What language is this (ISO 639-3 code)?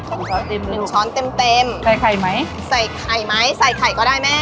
tha